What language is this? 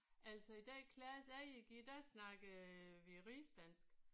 Danish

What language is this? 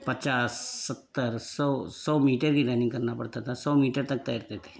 Hindi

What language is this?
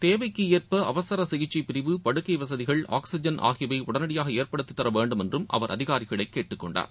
Tamil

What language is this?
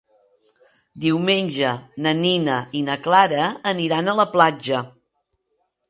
Catalan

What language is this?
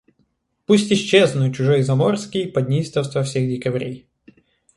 Russian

